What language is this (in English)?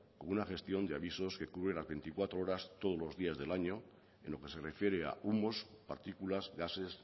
Spanish